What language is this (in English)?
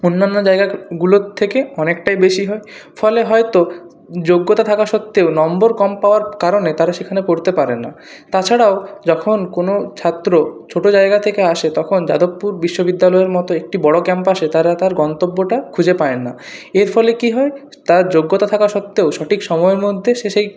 Bangla